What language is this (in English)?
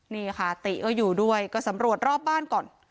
Thai